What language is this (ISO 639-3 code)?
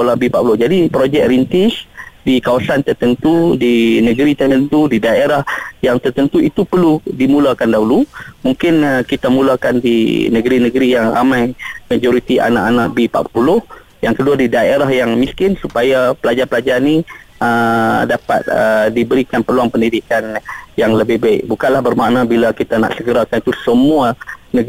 msa